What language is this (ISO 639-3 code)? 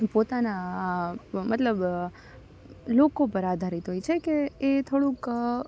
guj